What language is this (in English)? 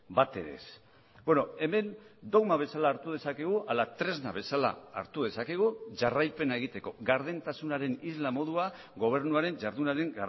Basque